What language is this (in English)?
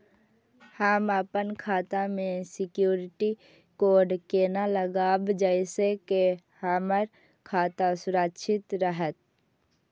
Maithili